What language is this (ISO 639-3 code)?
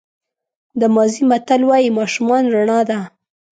pus